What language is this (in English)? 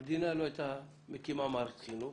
Hebrew